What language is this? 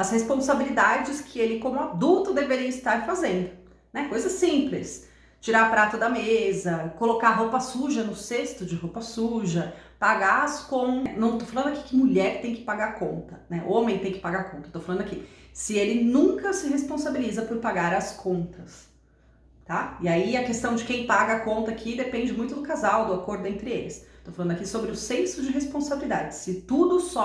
Portuguese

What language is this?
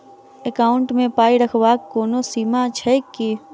Maithili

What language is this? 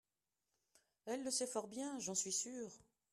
French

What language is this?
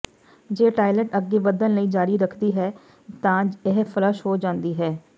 Punjabi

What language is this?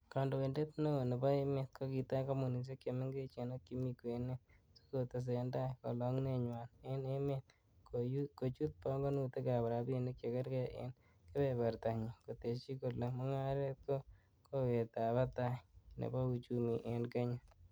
Kalenjin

